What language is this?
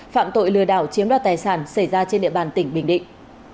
Vietnamese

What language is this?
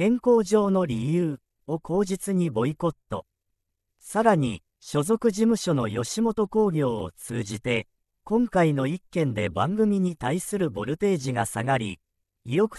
Japanese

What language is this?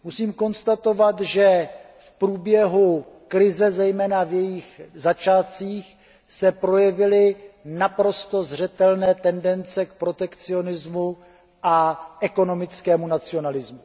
Czech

